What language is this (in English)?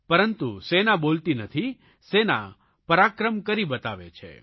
Gujarati